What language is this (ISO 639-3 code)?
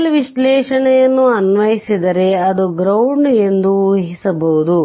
kan